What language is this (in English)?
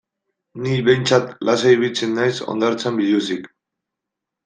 Basque